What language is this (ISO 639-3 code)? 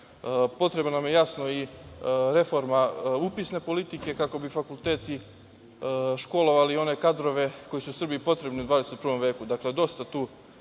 srp